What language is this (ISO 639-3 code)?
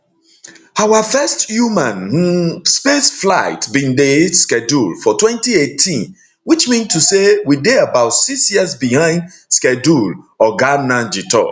pcm